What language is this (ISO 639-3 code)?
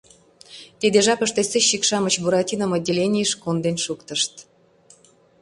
chm